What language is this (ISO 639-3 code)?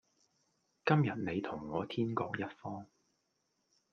yue